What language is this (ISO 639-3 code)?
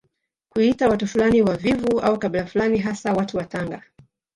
swa